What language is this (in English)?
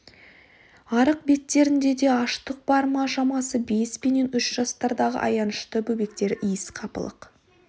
Kazakh